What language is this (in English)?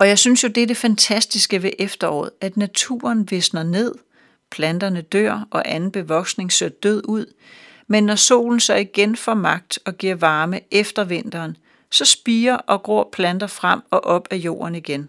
Danish